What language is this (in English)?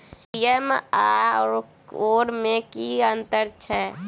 Maithili